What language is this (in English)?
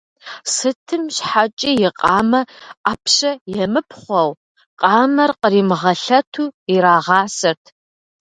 Kabardian